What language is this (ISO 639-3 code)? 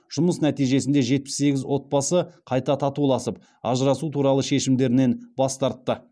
kaz